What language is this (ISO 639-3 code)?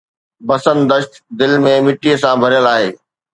snd